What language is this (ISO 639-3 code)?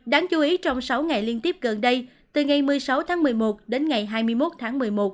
vie